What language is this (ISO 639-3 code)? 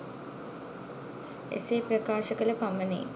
sin